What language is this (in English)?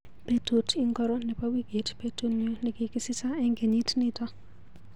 Kalenjin